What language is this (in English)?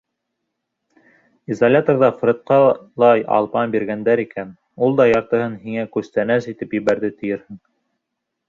Bashkir